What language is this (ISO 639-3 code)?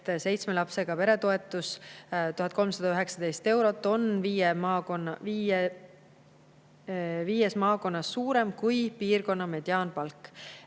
est